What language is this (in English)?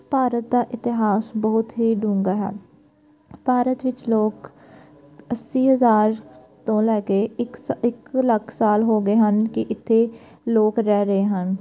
Punjabi